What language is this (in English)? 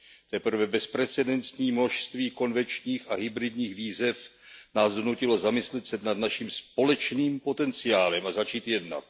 Czech